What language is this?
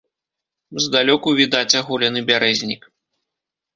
Belarusian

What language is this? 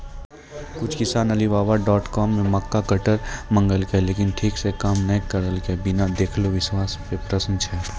Maithili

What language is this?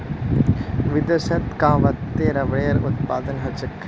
Magahi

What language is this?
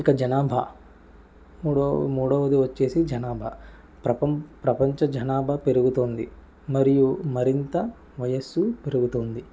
Telugu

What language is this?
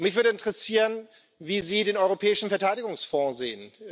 German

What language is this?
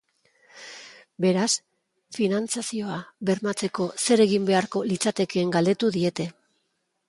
Basque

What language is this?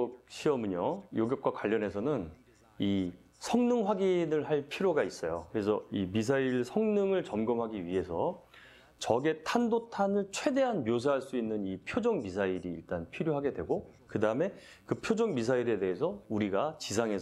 Korean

